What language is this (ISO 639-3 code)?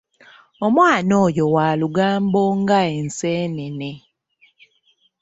lug